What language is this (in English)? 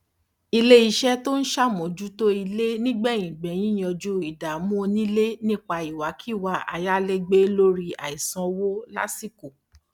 Yoruba